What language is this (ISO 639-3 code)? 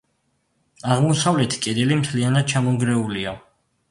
kat